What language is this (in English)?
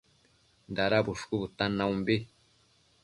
Matsés